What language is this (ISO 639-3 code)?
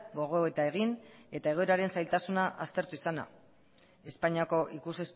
eus